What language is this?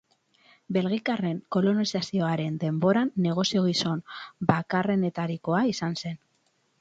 Basque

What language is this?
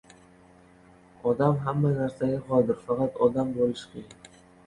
Uzbek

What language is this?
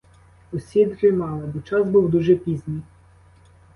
Ukrainian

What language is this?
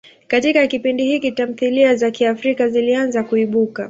Swahili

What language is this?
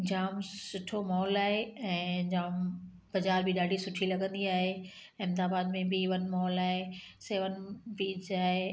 Sindhi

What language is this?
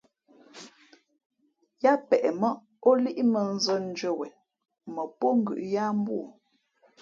Fe'fe'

